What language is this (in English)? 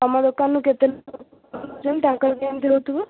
Odia